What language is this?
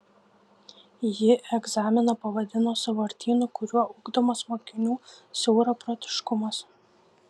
Lithuanian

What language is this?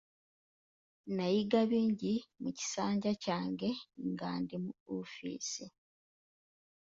Ganda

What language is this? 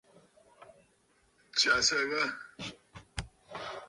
Bafut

